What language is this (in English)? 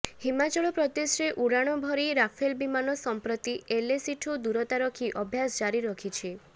Odia